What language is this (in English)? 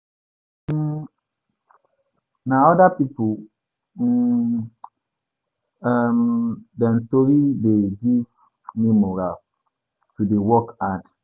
Nigerian Pidgin